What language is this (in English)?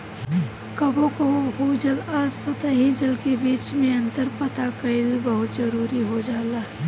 Bhojpuri